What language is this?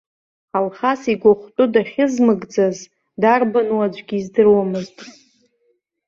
Abkhazian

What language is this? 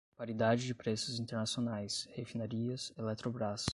Portuguese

